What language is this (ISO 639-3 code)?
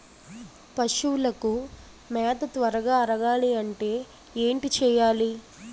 tel